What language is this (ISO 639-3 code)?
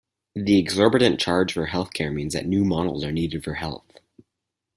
eng